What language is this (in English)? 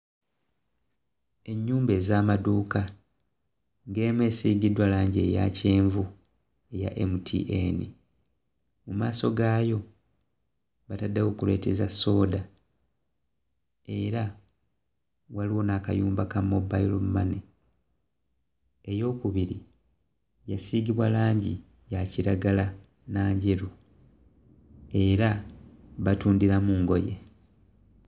Ganda